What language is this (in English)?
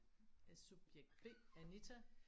Danish